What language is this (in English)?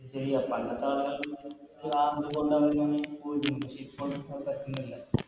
Malayalam